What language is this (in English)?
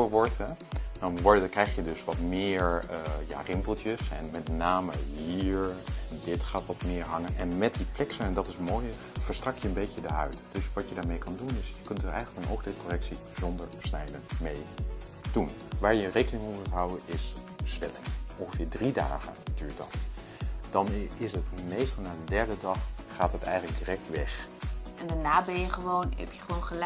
Dutch